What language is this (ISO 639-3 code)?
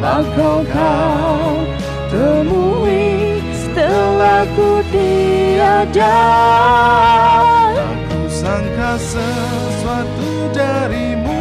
msa